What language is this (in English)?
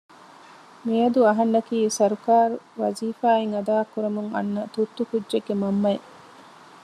Divehi